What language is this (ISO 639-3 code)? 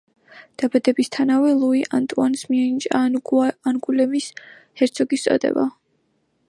kat